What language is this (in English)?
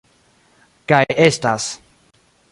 Esperanto